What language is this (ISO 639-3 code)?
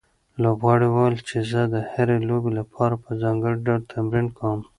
pus